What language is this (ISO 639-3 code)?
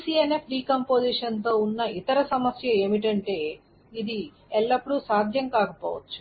tel